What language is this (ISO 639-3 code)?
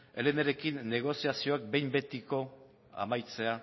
eus